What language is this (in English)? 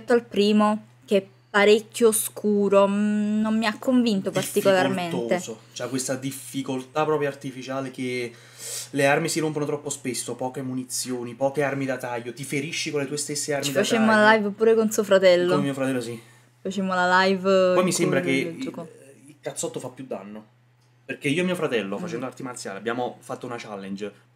Italian